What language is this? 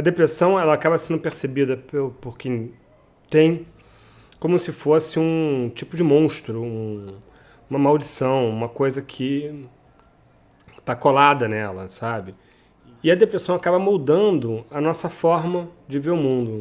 Portuguese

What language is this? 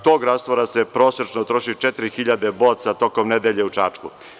Serbian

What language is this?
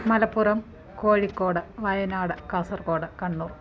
Sanskrit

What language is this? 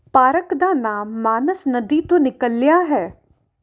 Punjabi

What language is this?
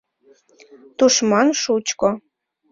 Mari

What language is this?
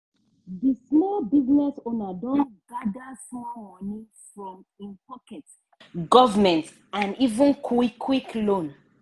Nigerian Pidgin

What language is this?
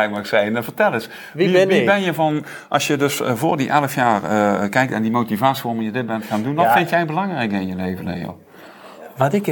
Dutch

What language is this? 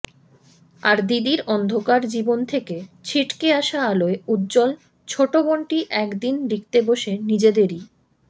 Bangla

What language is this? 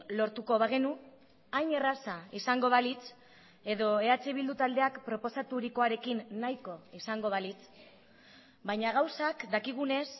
Basque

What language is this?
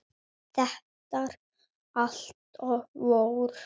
Icelandic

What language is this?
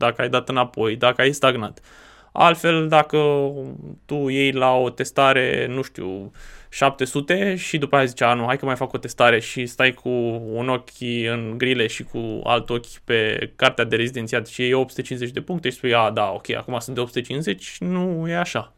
Romanian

